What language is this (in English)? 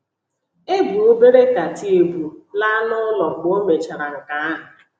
Igbo